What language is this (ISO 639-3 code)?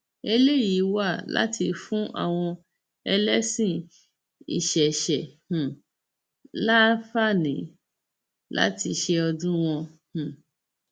yor